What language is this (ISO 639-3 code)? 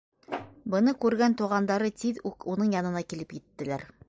bak